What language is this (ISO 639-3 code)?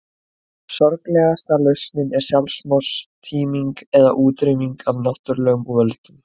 isl